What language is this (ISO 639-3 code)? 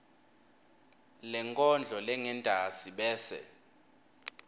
ssw